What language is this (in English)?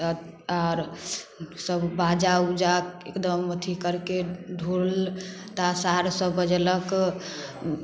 Maithili